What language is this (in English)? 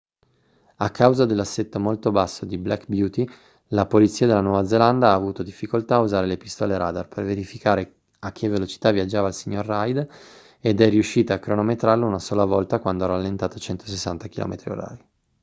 Italian